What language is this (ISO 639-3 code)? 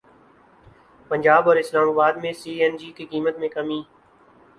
urd